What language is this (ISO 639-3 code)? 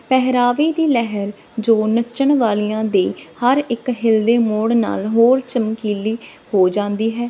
pan